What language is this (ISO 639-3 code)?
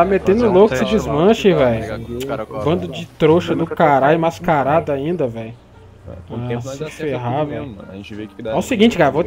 por